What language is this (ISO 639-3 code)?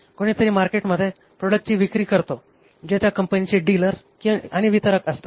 mar